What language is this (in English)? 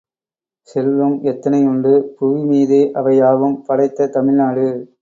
Tamil